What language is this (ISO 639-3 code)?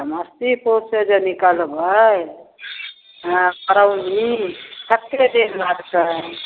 mai